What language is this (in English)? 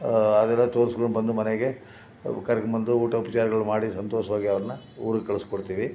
Kannada